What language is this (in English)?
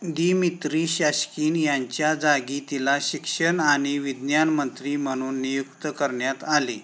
Marathi